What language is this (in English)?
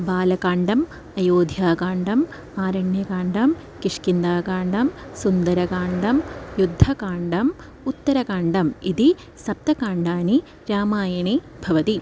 Sanskrit